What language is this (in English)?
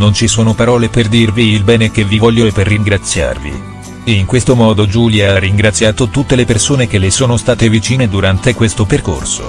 Italian